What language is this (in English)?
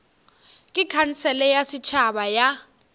Northern Sotho